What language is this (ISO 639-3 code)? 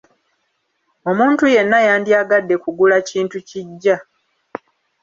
lug